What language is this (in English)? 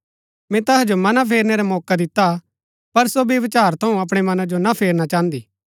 Gaddi